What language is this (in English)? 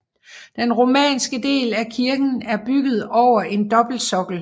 Danish